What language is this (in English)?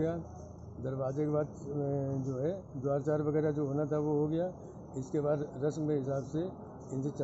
Hindi